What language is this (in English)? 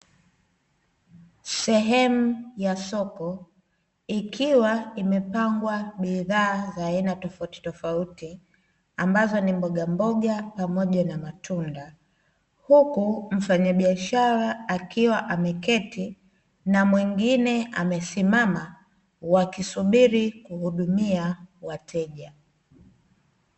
Swahili